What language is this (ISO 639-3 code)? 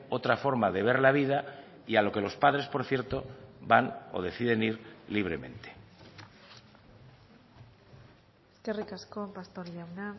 spa